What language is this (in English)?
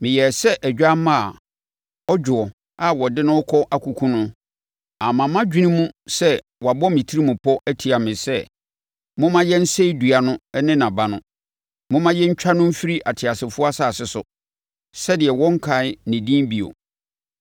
Akan